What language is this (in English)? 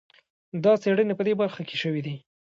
Pashto